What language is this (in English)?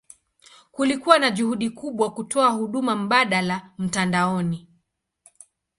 Swahili